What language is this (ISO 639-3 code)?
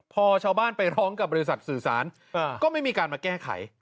tha